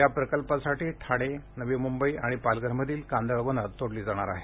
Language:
Marathi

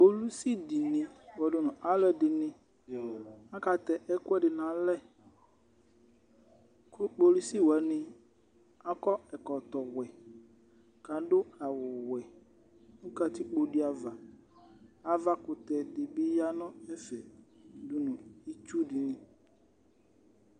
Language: Ikposo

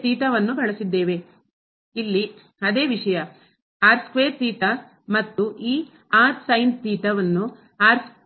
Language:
Kannada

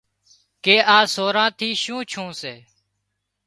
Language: Wadiyara Koli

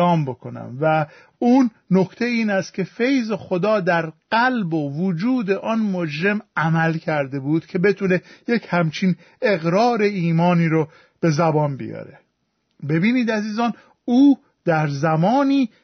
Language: Persian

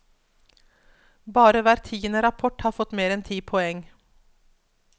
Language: Norwegian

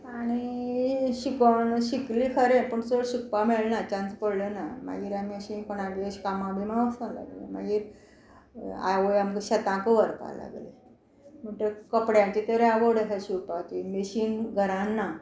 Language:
Konkani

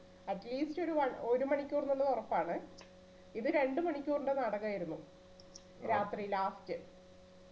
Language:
Malayalam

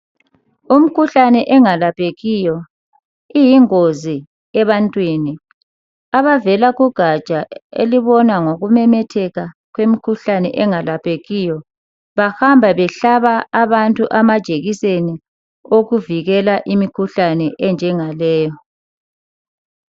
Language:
North Ndebele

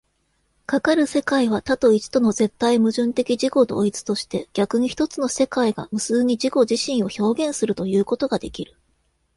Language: Japanese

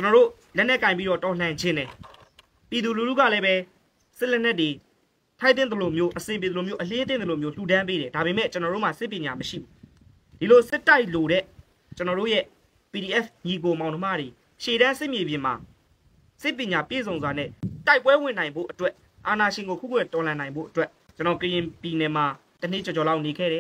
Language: Thai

